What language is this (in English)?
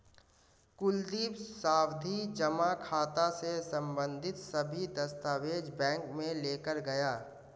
Hindi